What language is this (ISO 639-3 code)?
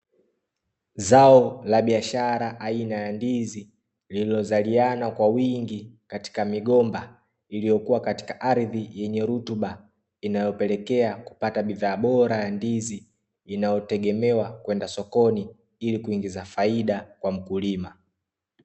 swa